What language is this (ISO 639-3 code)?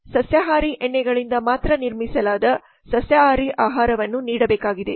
kan